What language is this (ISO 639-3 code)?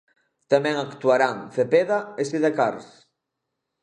glg